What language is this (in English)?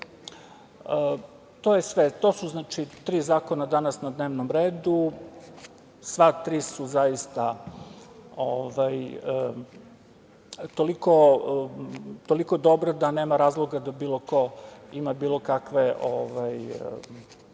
Serbian